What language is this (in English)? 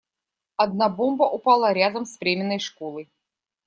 Russian